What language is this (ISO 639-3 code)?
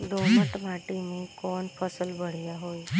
bho